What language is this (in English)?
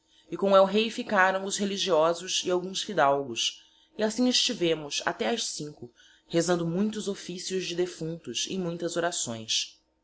Portuguese